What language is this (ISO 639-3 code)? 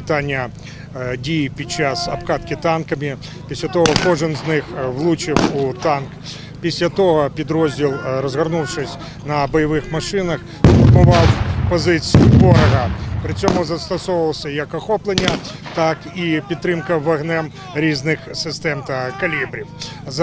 ukr